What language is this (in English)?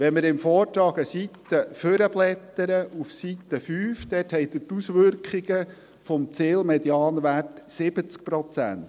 Swiss German